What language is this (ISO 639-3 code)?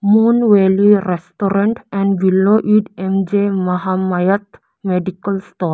eng